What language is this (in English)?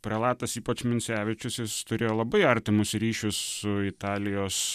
Lithuanian